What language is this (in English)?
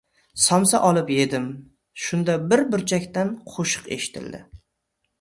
Uzbek